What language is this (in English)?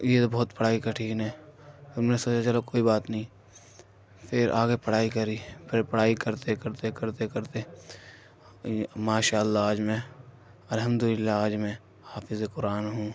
Urdu